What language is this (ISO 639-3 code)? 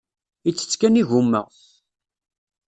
kab